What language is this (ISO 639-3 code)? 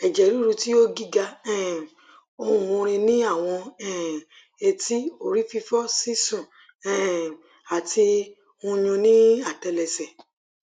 yor